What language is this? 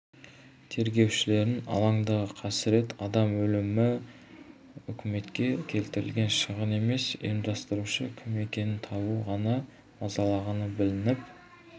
Kazakh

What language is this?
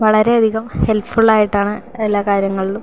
Malayalam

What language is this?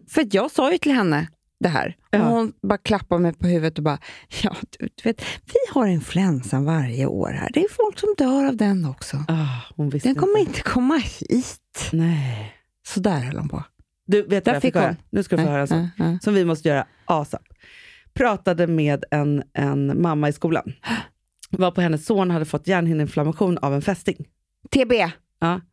Swedish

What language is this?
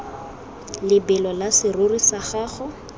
Tswana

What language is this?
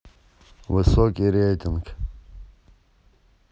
Russian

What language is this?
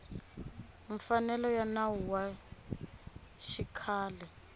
Tsonga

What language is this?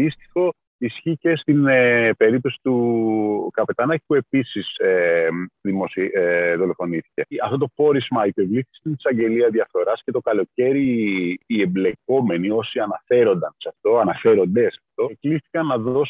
Greek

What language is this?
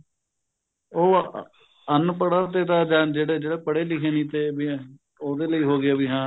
Punjabi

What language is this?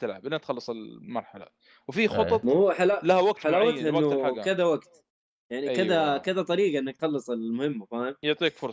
Arabic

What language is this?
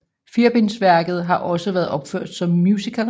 Danish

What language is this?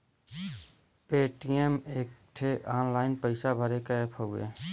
Bhojpuri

